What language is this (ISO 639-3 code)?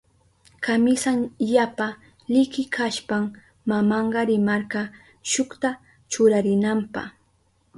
qup